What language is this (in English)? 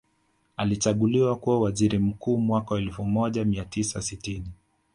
Swahili